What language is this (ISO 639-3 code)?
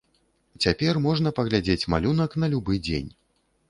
bel